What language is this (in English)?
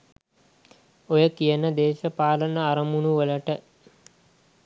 Sinhala